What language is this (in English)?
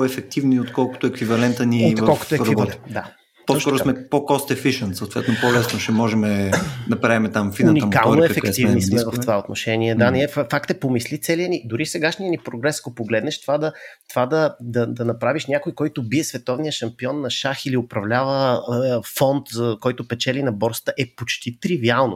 Bulgarian